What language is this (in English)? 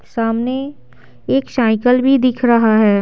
Hindi